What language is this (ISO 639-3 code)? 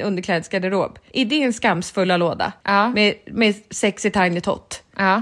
swe